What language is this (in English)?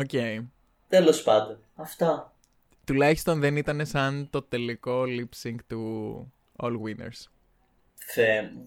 Greek